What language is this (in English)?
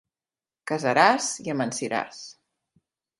Catalan